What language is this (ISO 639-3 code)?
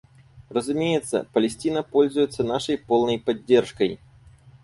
rus